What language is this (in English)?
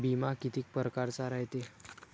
Marathi